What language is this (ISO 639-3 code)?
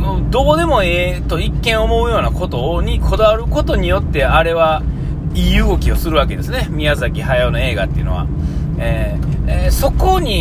jpn